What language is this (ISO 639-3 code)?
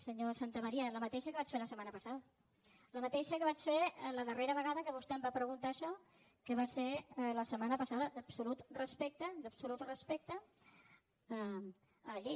cat